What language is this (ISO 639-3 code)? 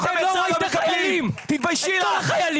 heb